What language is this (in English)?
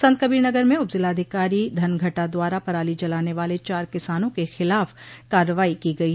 Hindi